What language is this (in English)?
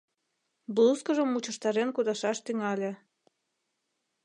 Mari